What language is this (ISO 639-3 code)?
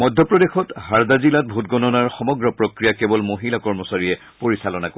asm